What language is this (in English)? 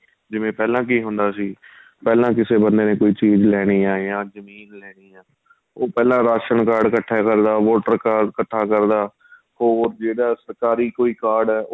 Punjabi